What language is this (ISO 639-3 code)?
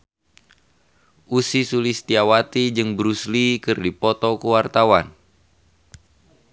sun